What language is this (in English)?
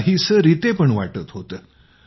Marathi